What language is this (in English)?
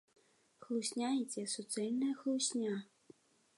Belarusian